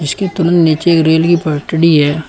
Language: Hindi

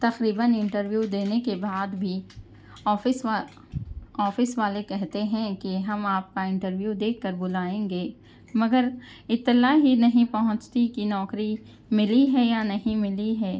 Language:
Urdu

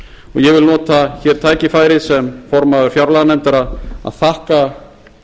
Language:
Icelandic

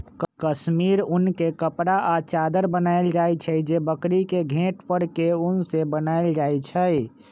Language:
Magahi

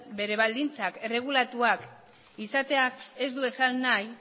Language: Basque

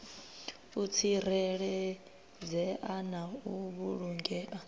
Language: Venda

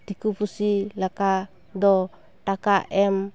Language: Santali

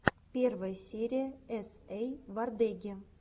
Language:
Russian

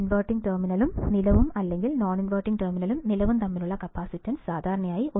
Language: Malayalam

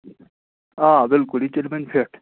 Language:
Kashmiri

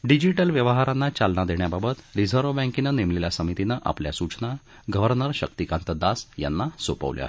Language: Marathi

